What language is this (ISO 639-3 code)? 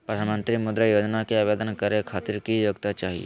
mag